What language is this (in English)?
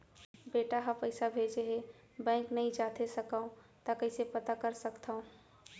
Chhattisgarhi